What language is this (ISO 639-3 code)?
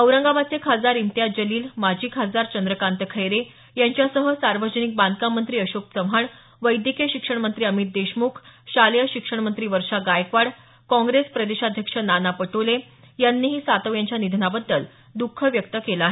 mar